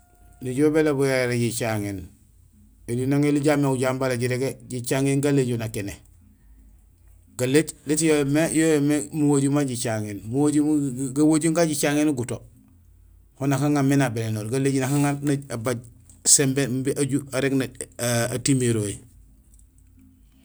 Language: Gusilay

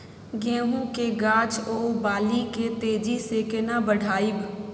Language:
Maithili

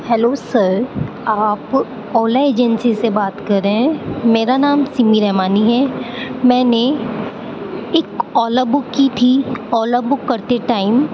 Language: Urdu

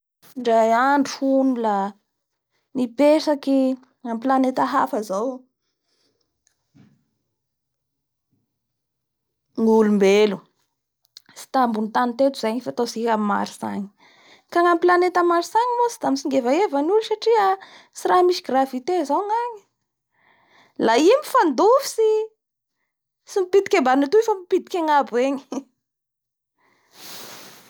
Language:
Bara Malagasy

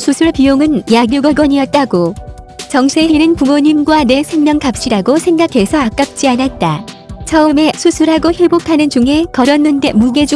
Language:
Korean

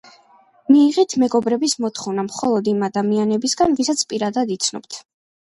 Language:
Georgian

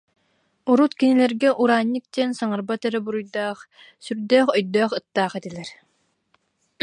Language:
Yakut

